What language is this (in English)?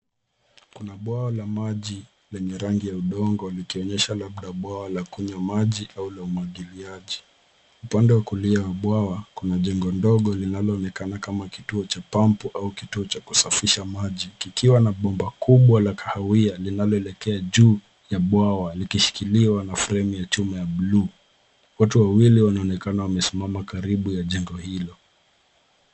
Swahili